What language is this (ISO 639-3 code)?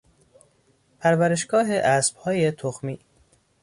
fas